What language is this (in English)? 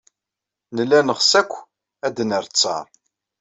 Kabyle